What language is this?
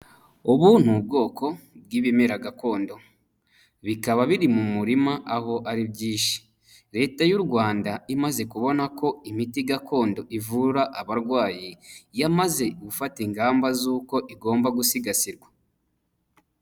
Kinyarwanda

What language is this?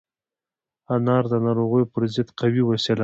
Pashto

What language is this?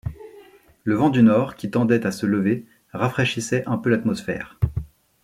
French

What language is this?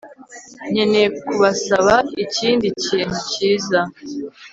Kinyarwanda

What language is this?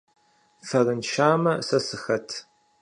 Kabardian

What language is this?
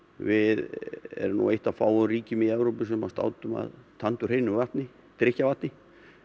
Icelandic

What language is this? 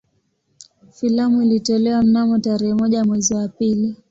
Swahili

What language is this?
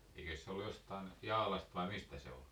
Finnish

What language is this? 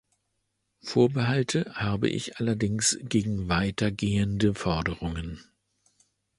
German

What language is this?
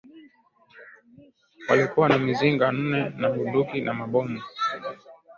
Swahili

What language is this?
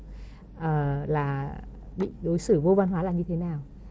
Vietnamese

